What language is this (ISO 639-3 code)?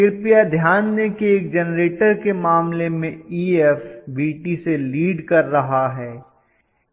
hin